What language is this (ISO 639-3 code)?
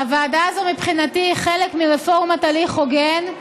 heb